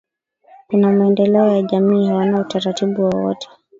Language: Swahili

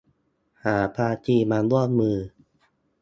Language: Thai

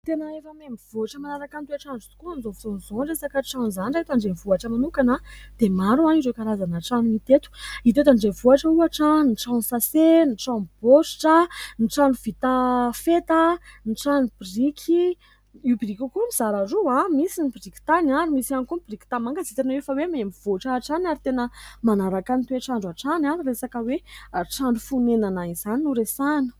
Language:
Malagasy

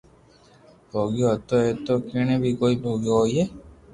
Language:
Loarki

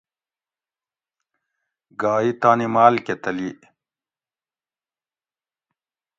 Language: Gawri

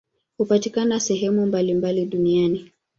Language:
Swahili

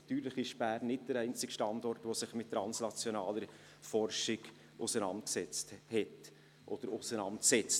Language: Swiss German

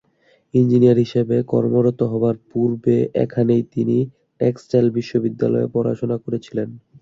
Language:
Bangla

